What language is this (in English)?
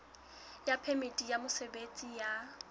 Southern Sotho